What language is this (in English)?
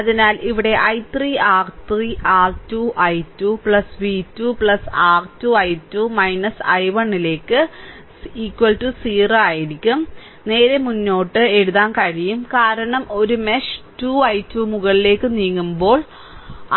Malayalam